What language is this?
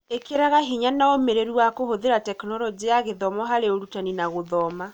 Kikuyu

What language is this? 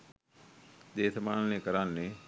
Sinhala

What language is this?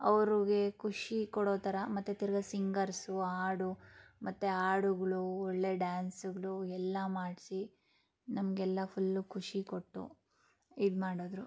Kannada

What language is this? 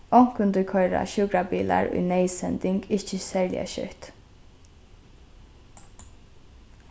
Faroese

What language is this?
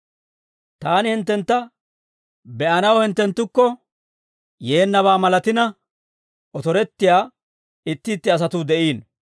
Dawro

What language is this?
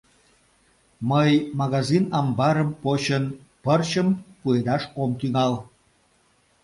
Mari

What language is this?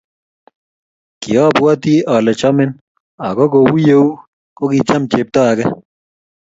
Kalenjin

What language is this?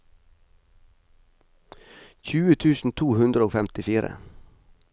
Norwegian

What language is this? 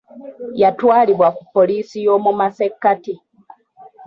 Ganda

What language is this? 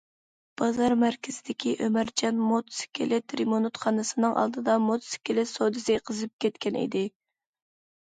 Uyghur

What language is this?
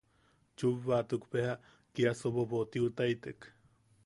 Yaqui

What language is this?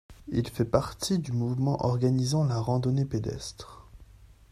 French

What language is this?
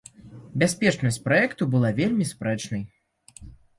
Belarusian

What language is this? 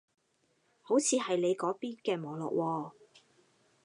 Cantonese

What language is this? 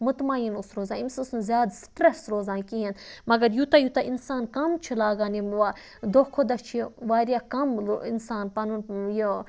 Kashmiri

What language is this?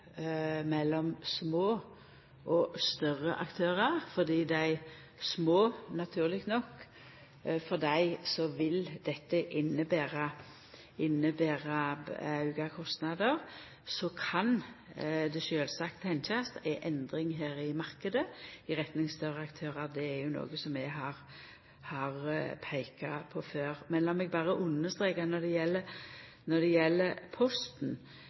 Norwegian Nynorsk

